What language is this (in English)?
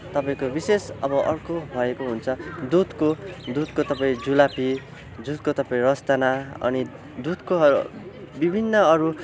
Nepali